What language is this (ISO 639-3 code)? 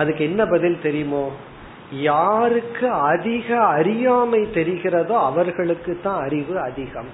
tam